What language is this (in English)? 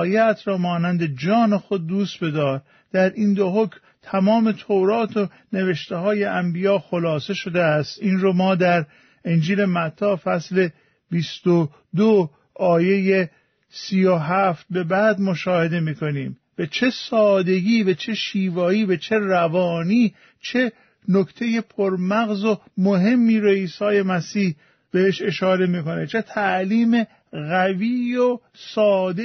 Persian